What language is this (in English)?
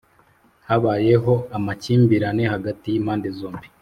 Kinyarwanda